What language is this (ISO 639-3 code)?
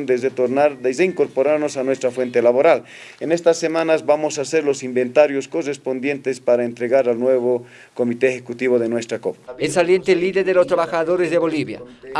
spa